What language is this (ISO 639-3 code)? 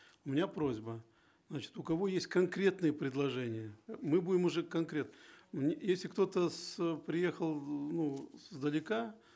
kaz